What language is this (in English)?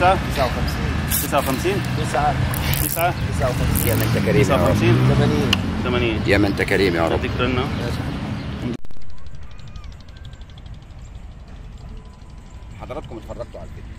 Arabic